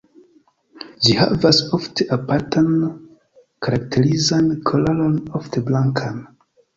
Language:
Esperanto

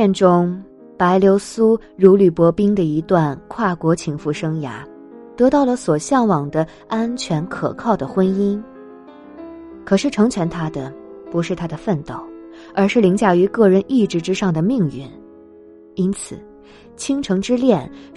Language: Chinese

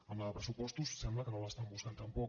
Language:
Catalan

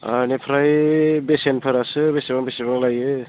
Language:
Bodo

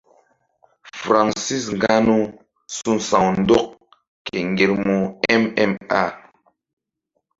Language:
Mbum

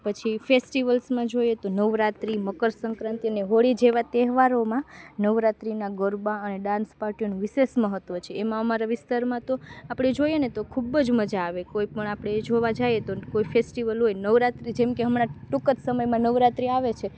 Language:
Gujarati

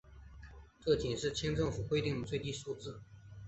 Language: Chinese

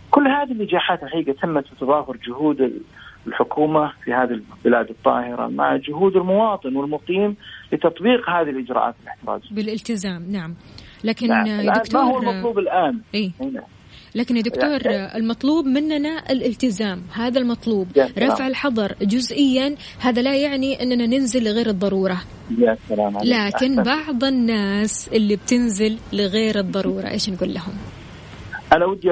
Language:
Arabic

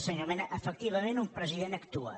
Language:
Catalan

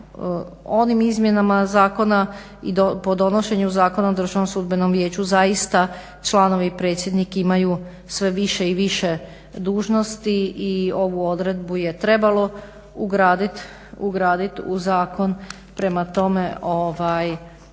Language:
Croatian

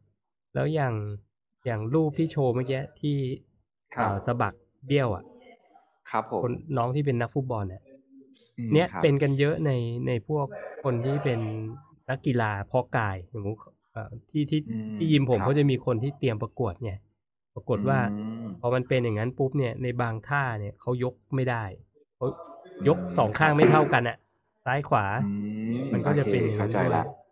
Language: Thai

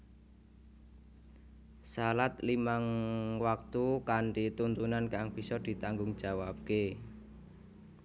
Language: Javanese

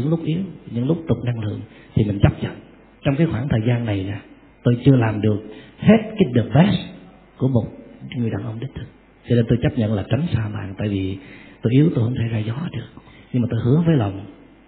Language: Vietnamese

